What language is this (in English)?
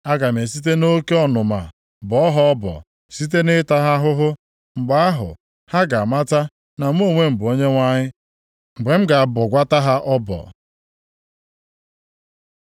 Igbo